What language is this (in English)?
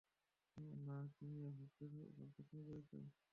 Bangla